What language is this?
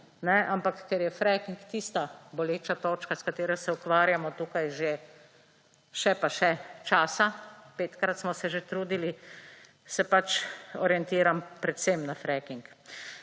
Slovenian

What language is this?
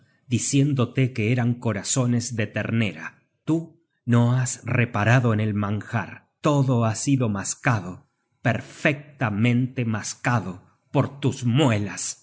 Spanish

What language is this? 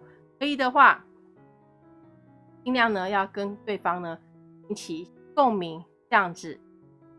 Chinese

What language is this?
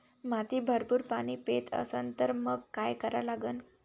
Marathi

